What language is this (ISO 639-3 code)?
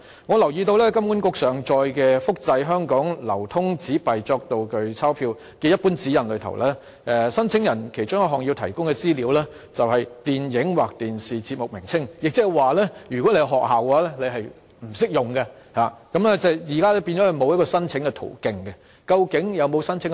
yue